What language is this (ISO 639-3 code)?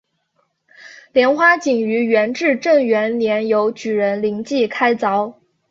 zho